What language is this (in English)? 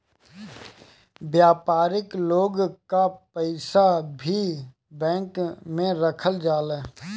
Bhojpuri